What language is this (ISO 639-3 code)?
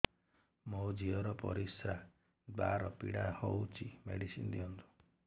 ori